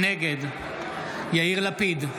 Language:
Hebrew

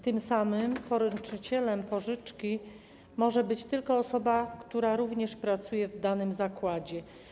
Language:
Polish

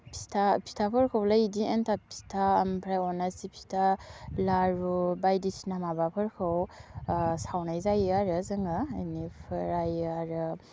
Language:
Bodo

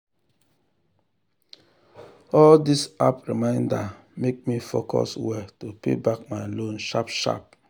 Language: Nigerian Pidgin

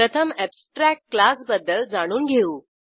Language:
Marathi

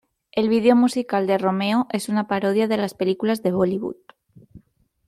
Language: Spanish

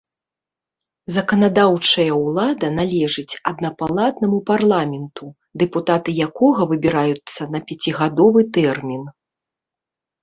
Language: Belarusian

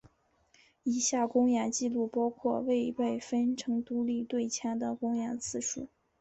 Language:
Chinese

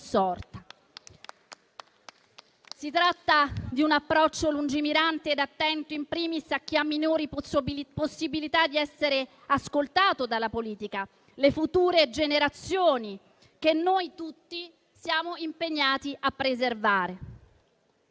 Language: Italian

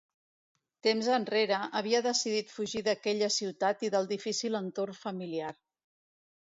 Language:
Catalan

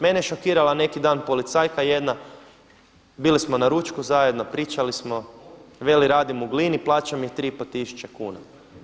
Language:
Croatian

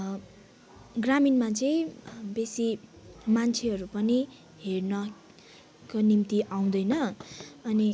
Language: Nepali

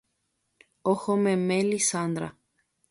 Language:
Guarani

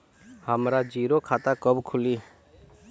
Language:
Bhojpuri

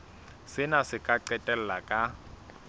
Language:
Southern Sotho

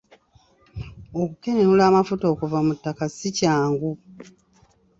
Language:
Ganda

